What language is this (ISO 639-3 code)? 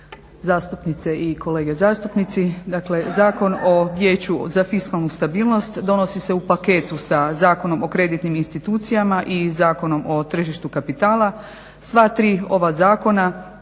hrv